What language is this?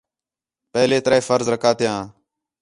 Khetrani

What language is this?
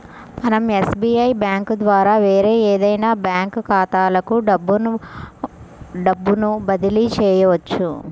Telugu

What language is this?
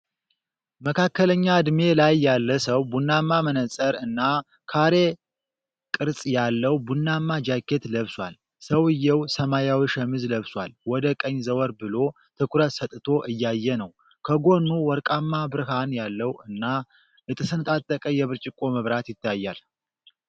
Amharic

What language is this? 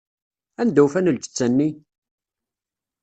Kabyle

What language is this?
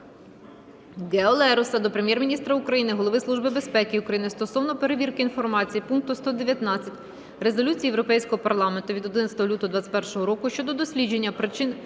Ukrainian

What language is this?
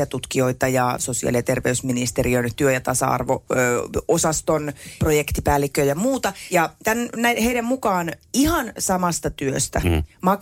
Finnish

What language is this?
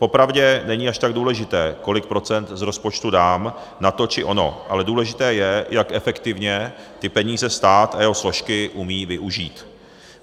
Czech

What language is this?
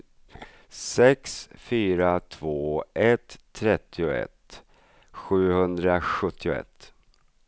Swedish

